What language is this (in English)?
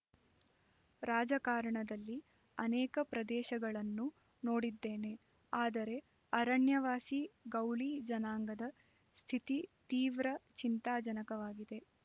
Kannada